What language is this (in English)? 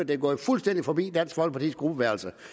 Danish